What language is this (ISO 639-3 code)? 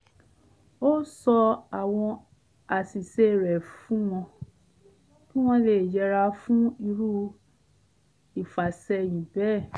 yor